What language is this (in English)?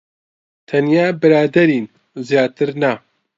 Central Kurdish